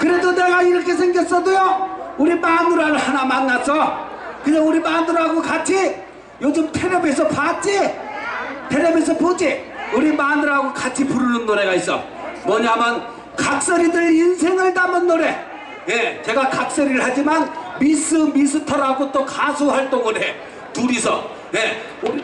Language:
Korean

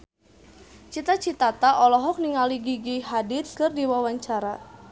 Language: Sundanese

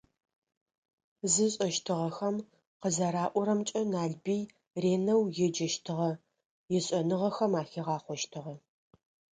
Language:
Adyghe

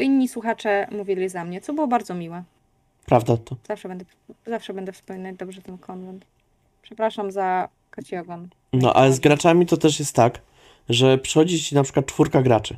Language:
Polish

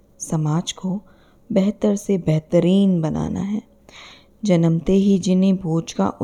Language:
Hindi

